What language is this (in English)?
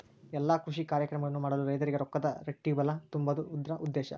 Kannada